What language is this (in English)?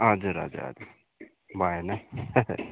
Nepali